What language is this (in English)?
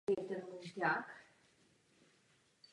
Czech